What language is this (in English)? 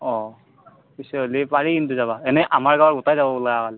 Assamese